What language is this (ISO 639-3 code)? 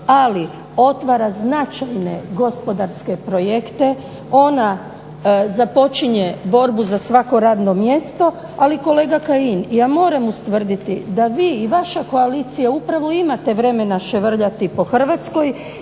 hrv